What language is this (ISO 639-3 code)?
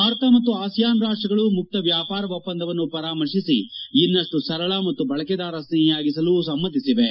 kan